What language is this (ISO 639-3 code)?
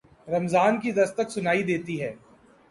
urd